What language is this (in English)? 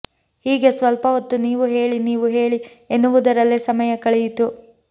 Kannada